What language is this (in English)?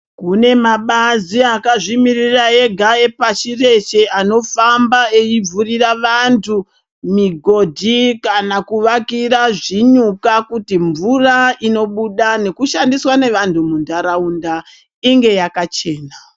Ndau